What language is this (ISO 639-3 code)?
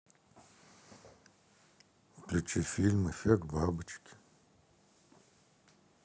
rus